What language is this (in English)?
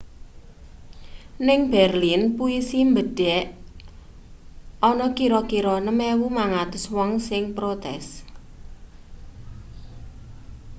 Javanese